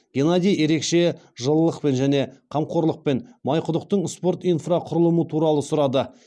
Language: Kazakh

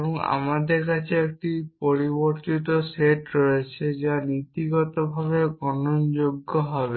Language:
Bangla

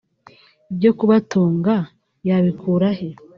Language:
Kinyarwanda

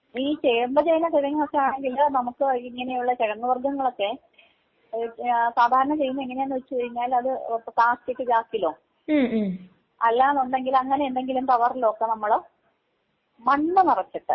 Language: Malayalam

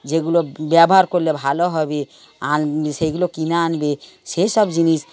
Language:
Bangla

